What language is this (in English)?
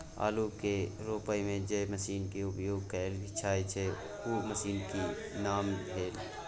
Maithili